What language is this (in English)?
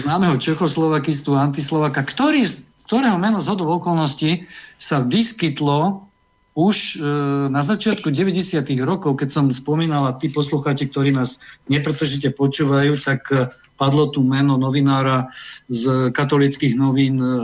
Slovak